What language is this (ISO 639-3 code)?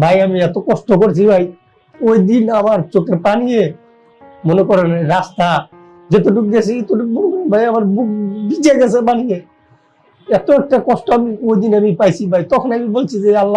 ind